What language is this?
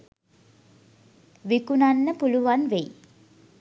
Sinhala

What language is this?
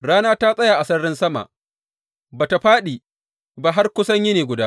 Hausa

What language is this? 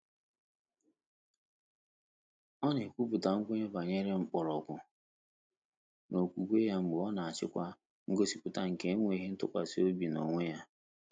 Igbo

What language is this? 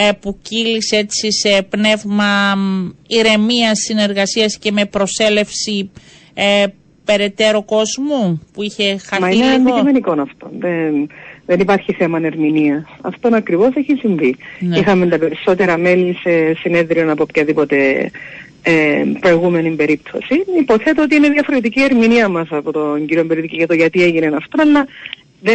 Greek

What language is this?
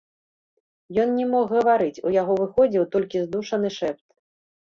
Belarusian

